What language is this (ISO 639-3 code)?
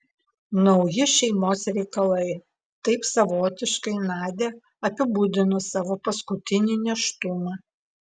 lit